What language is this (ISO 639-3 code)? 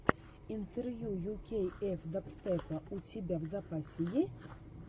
rus